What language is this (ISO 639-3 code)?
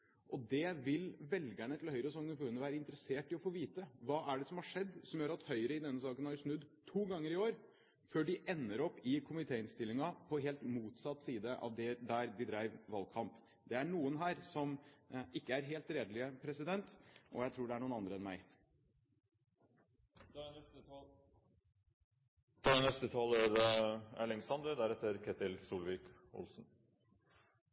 nob